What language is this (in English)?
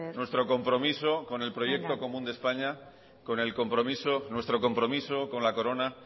Spanish